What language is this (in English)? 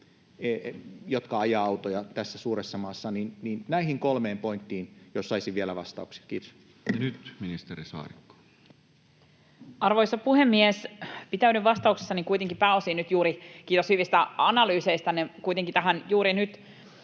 Finnish